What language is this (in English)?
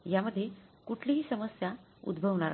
Marathi